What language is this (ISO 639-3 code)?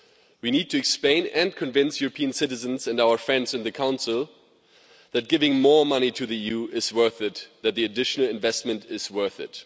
eng